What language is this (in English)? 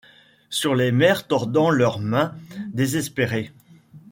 French